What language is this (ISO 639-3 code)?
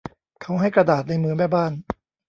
tha